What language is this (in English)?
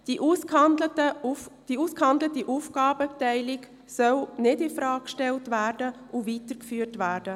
Swiss German